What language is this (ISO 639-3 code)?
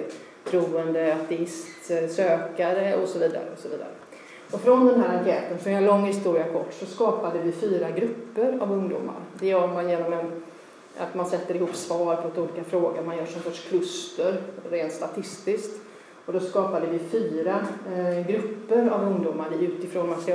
swe